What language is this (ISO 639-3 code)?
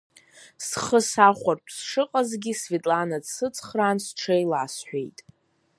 abk